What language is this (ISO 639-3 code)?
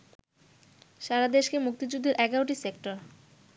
ben